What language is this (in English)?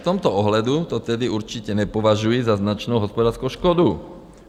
Czech